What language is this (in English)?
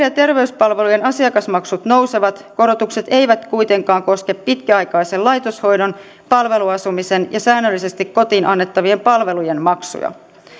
Finnish